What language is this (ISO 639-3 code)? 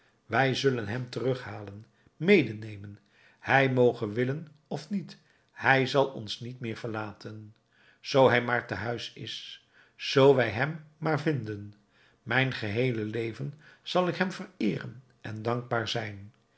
nld